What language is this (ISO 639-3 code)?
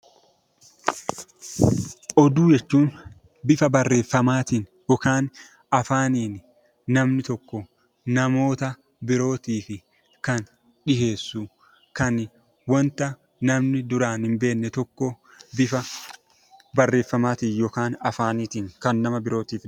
orm